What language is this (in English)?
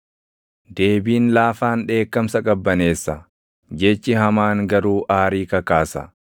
Oromo